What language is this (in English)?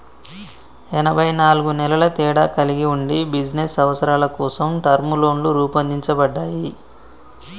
Telugu